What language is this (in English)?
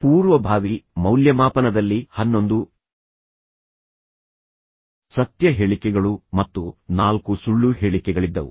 Kannada